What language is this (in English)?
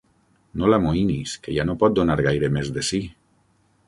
Catalan